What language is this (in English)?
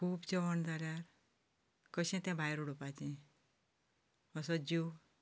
Konkani